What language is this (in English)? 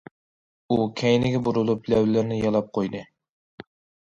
Uyghur